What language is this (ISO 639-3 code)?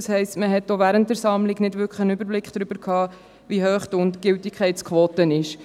gsw